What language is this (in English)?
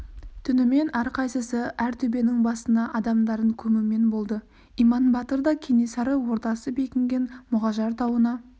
Kazakh